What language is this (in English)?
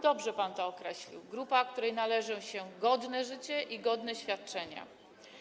Polish